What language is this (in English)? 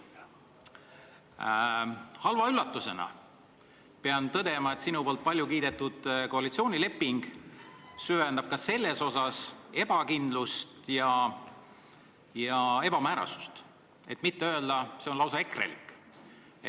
Estonian